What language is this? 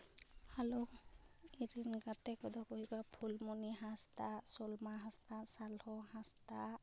Santali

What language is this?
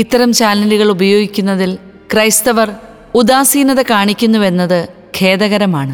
Malayalam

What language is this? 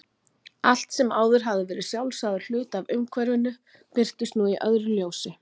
Icelandic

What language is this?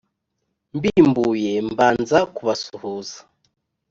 Kinyarwanda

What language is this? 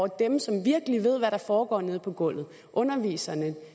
Danish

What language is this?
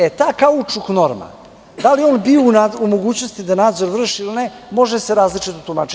Serbian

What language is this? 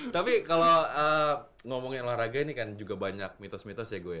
Indonesian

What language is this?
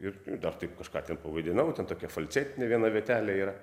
Lithuanian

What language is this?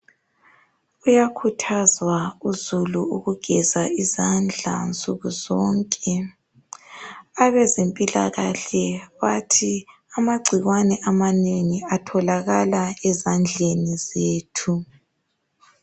North Ndebele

